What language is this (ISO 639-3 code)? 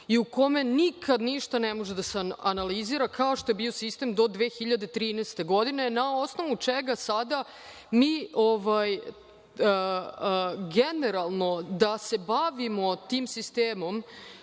srp